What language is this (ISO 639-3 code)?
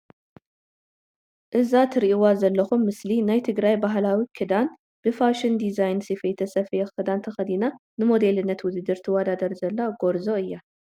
tir